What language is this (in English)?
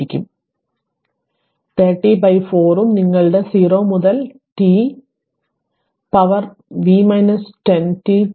Malayalam